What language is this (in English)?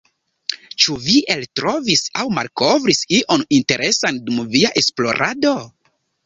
Esperanto